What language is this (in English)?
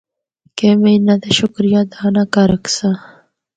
Northern Hindko